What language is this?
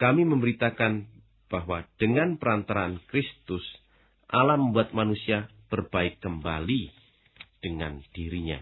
Indonesian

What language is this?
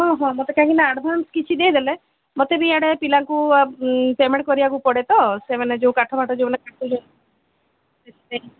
Odia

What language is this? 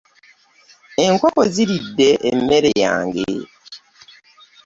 Ganda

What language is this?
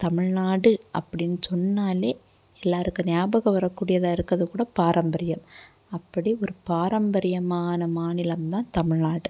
Tamil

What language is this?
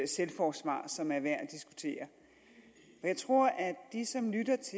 Danish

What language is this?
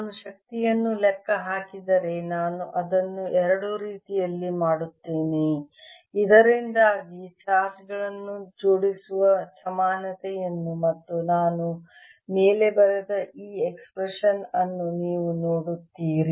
Kannada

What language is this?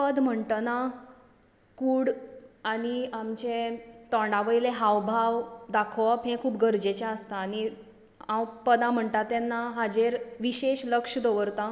Konkani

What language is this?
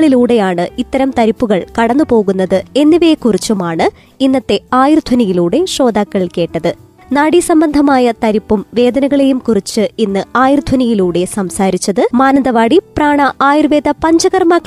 Malayalam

